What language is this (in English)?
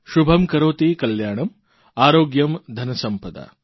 Gujarati